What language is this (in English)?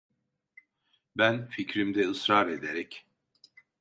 Turkish